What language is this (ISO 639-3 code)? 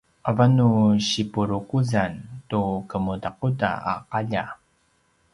pwn